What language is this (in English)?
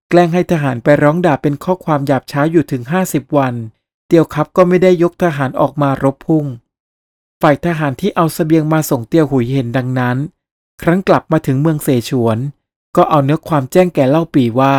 Thai